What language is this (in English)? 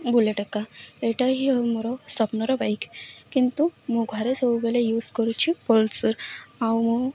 Odia